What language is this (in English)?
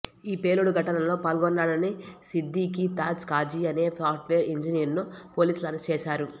Telugu